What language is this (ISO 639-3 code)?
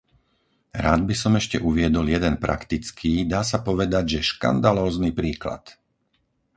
slk